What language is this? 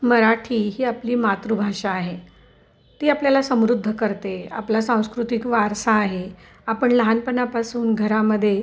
Marathi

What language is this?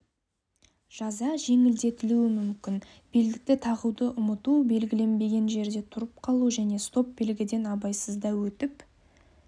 Kazakh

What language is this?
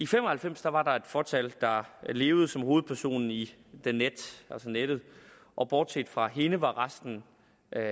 Danish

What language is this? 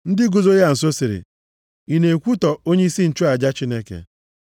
Igbo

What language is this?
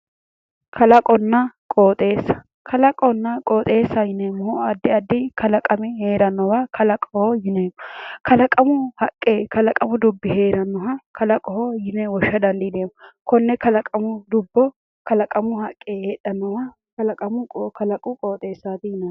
Sidamo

